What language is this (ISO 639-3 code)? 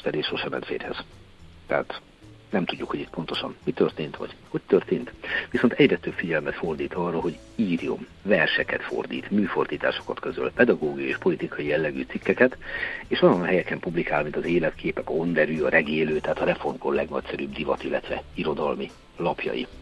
hun